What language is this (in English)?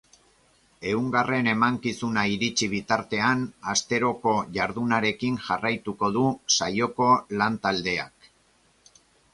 Basque